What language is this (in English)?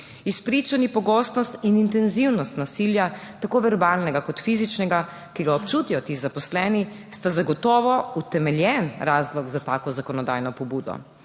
Slovenian